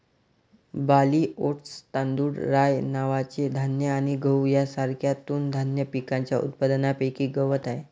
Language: Marathi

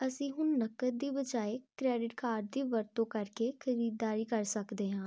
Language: Punjabi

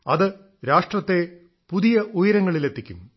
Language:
Malayalam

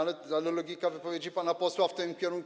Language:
Polish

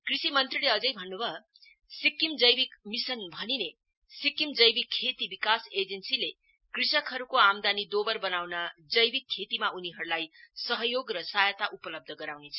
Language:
Nepali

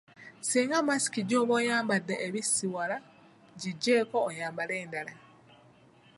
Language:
Ganda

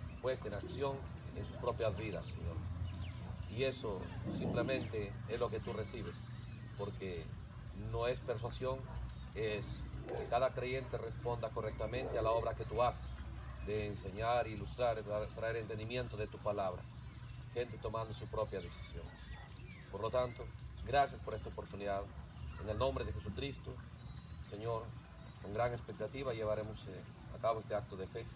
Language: Spanish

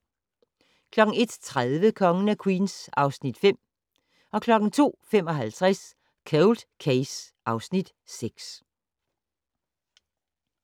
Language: Danish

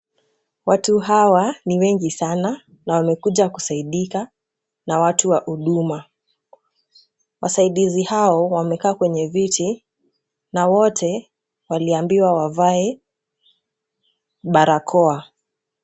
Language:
Swahili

